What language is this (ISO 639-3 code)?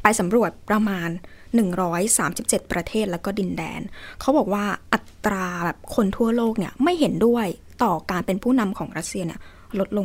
tha